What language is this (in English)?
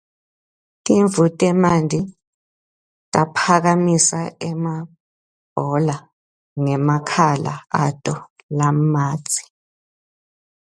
Swati